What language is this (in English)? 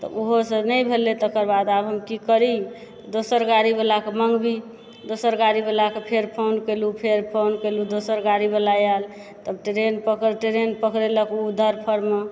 Maithili